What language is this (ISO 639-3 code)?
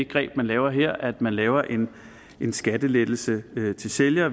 dan